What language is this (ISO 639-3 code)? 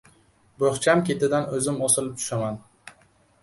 uzb